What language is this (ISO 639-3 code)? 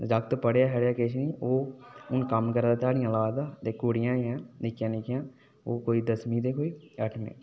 doi